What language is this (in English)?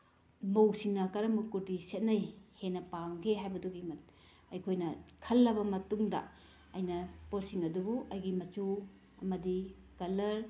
Manipuri